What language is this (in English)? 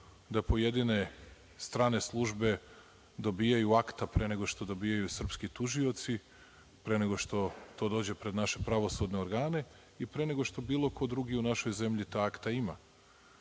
Serbian